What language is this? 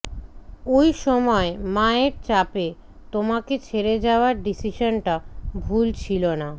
Bangla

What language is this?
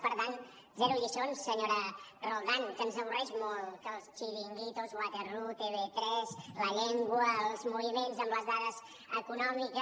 Catalan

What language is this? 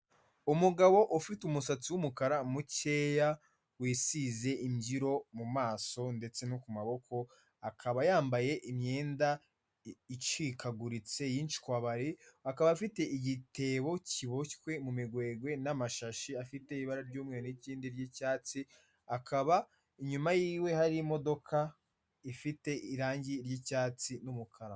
Kinyarwanda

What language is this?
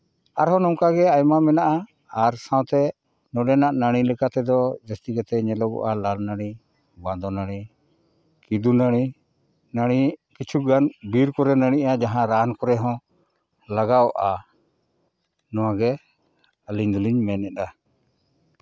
Santali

